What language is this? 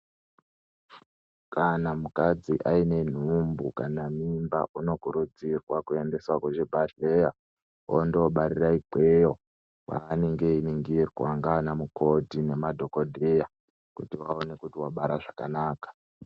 Ndau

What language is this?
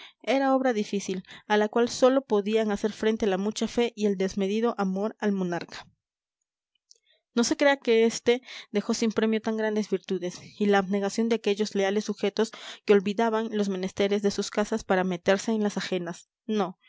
Spanish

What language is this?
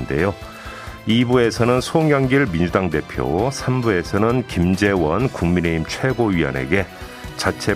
Korean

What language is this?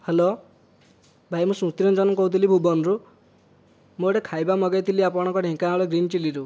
Odia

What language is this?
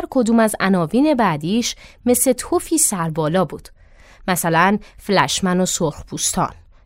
Persian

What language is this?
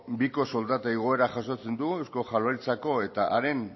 Basque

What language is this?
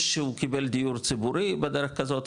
Hebrew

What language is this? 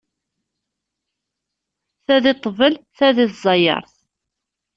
Kabyle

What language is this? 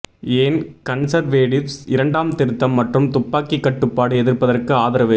Tamil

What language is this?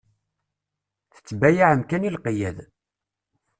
Kabyle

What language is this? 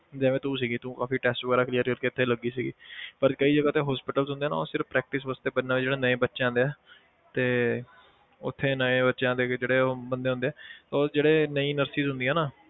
Punjabi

